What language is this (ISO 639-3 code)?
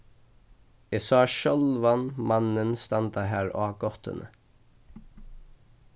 fao